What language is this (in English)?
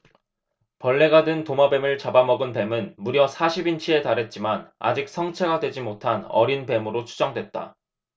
Korean